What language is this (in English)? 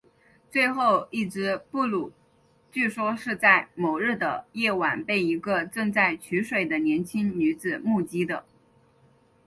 Chinese